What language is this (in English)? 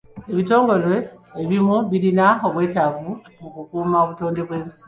Ganda